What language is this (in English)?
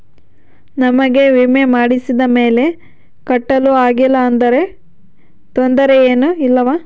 Kannada